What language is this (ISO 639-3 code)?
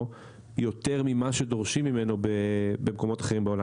heb